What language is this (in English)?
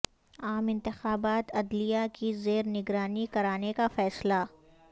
Urdu